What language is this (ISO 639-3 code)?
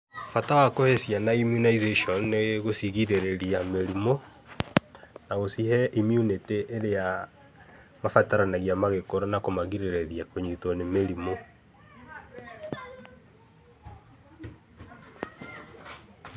kik